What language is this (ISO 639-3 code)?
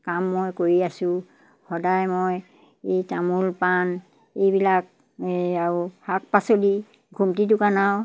asm